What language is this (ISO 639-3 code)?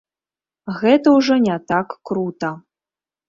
bel